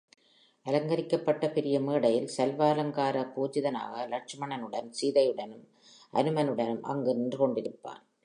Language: Tamil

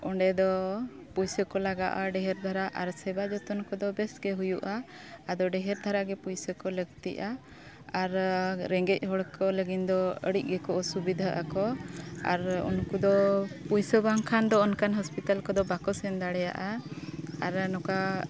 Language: Santali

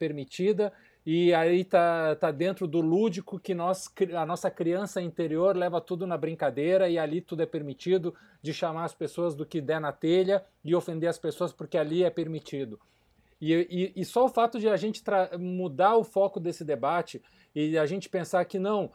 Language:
Portuguese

